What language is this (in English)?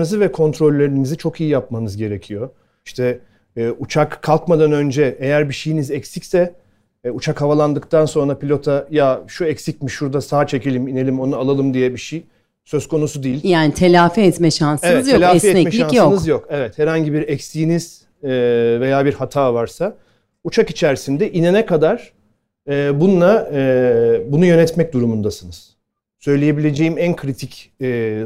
Turkish